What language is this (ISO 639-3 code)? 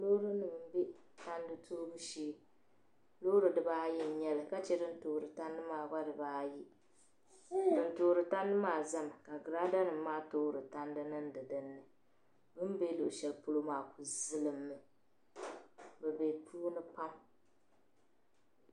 dag